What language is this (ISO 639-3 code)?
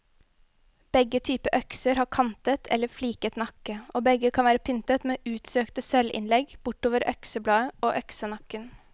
nor